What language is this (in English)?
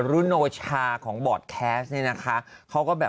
Thai